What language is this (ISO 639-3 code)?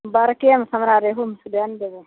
mai